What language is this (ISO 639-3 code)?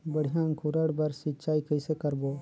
hne